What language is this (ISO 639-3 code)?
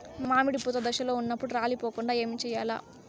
tel